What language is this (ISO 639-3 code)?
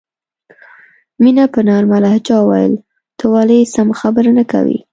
pus